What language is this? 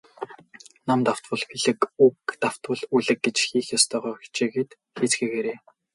Mongolian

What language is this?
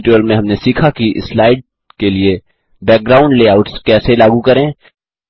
Hindi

